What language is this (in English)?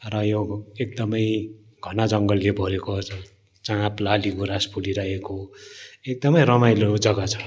Nepali